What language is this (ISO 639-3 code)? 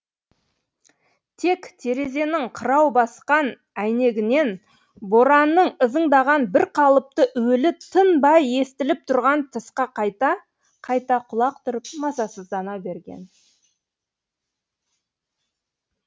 kaz